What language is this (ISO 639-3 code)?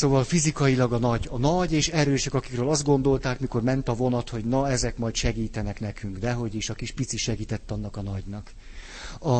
hun